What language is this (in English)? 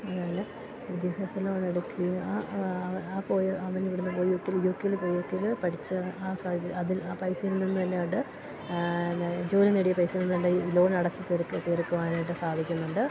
Malayalam